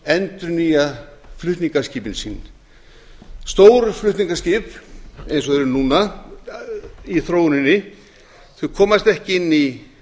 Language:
Icelandic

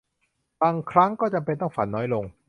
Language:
Thai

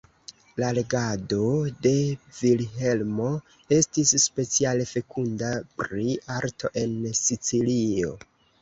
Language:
Esperanto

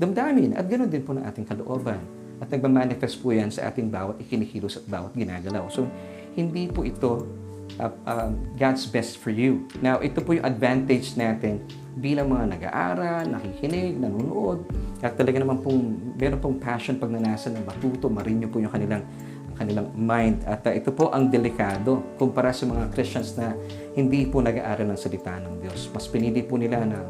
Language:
Filipino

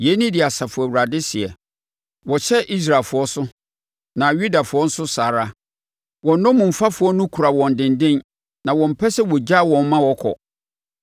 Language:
Akan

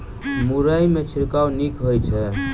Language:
Maithili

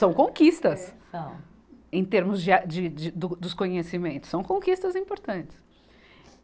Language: Portuguese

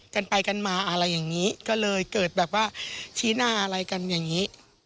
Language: Thai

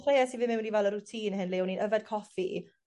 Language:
Welsh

